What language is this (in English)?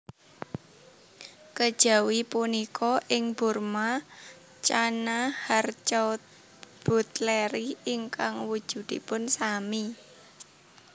Javanese